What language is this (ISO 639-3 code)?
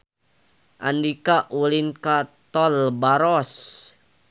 sun